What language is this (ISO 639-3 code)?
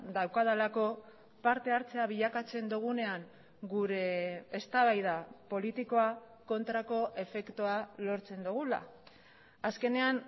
eus